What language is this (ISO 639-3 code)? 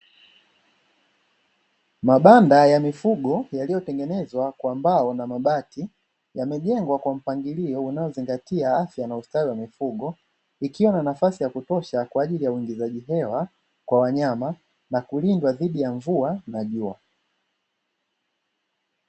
swa